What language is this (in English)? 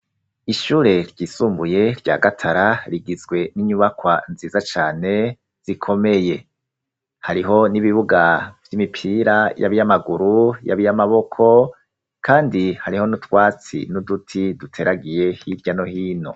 Rundi